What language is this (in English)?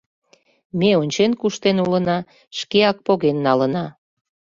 Mari